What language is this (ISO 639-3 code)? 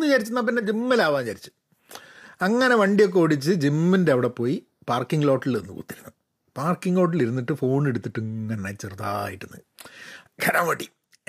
mal